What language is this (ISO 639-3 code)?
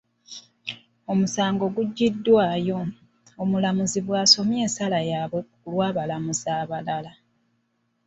lug